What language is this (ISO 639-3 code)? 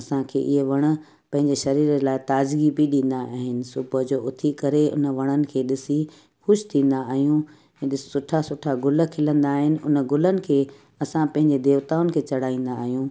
snd